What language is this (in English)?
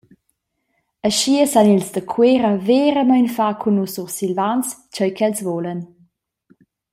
Romansh